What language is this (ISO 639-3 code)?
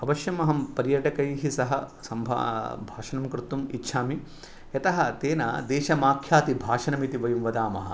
san